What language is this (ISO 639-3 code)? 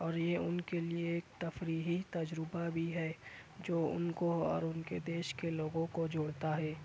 urd